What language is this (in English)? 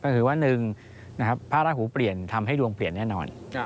Thai